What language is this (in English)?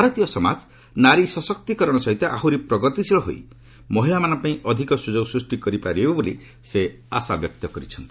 Odia